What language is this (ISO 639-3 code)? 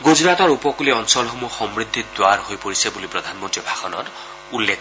asm